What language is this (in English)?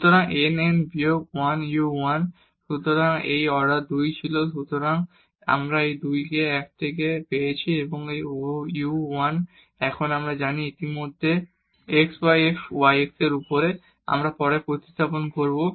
Bangla